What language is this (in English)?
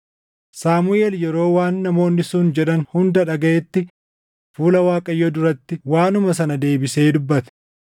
Oromo